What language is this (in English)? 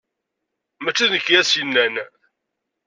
Kabyle